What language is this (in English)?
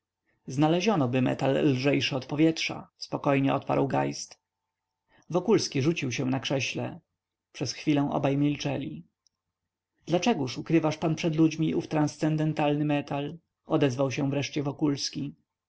Polish